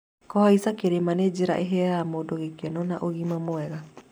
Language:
Kikuyu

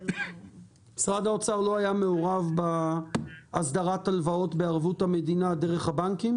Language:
Hebrew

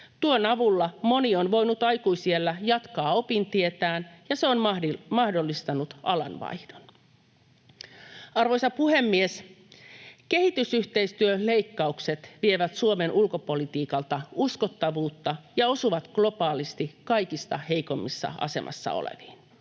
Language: Finnish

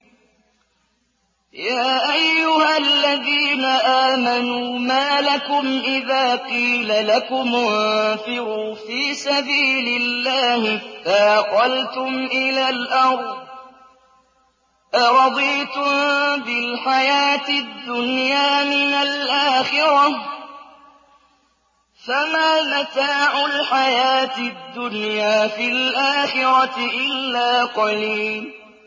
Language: Arabic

